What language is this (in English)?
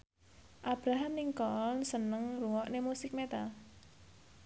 Javanese